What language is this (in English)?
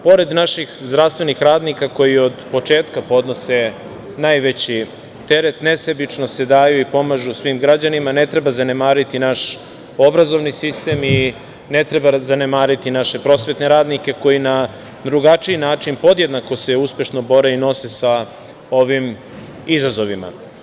Serbian